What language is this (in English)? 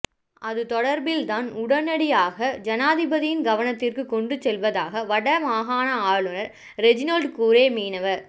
Tamil